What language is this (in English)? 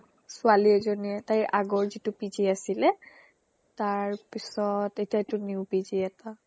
Assamese